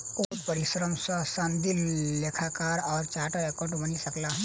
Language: Maithili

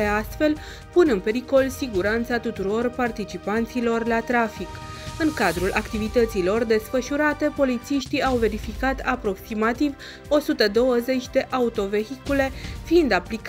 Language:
Romanian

